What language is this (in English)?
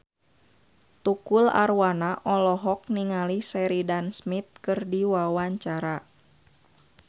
Sundanese